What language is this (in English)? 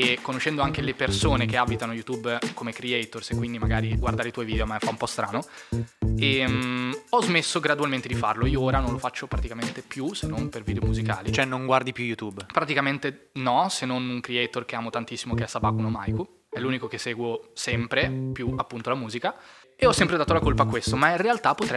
Italian